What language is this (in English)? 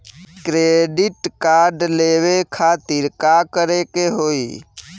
Bhojpuri